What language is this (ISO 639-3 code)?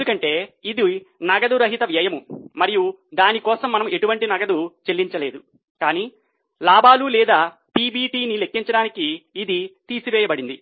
tel